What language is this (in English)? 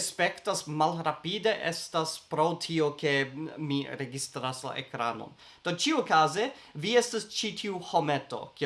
Esperanto